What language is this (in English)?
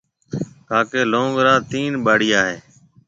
Marwari (Pakistan)